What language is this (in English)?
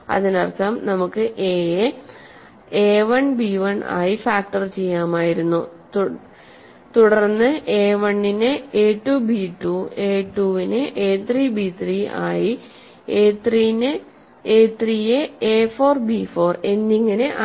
Malayalam